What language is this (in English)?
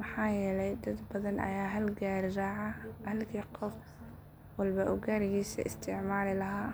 Somali